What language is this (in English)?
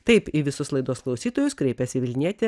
Lithuanian